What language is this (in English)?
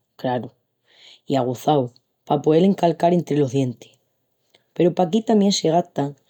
Extremaduran